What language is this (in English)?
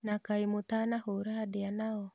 Kikuyu